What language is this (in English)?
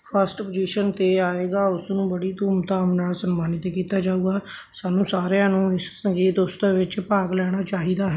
Punjabi